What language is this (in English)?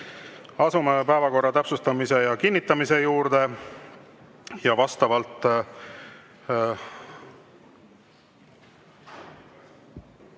Estonian